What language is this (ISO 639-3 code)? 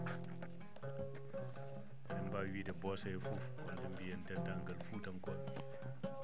ful